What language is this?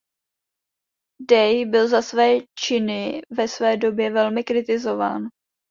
Czech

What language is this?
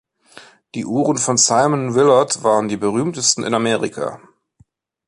German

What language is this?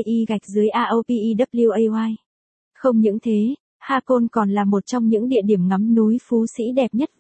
Vietnamese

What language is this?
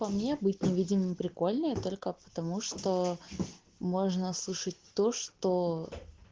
Russian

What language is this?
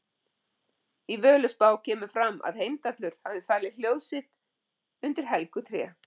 Icelandic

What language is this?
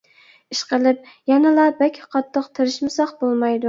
Uyghur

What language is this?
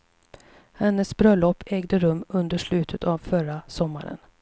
Swedish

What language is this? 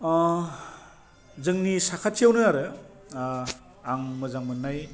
Bodo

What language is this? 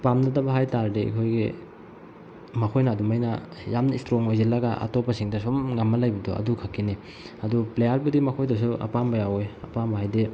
Manipuri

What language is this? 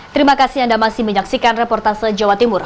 Indonesian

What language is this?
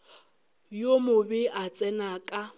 Northern Sotho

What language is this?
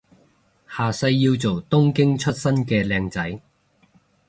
Cantonese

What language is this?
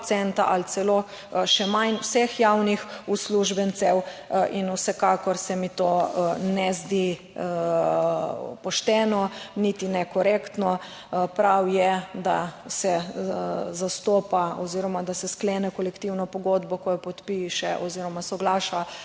Slovenian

